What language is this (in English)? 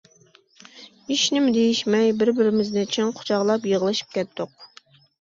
Uyghur